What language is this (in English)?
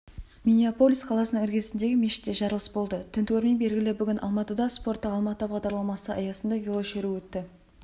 Kazakh